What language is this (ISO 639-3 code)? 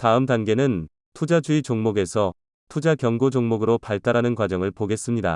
kor